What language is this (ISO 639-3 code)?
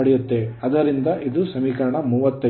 kan